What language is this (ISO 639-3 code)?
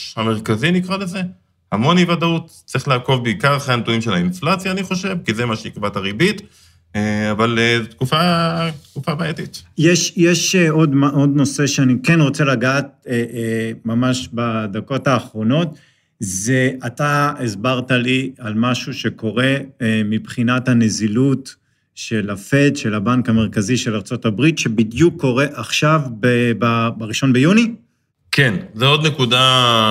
heb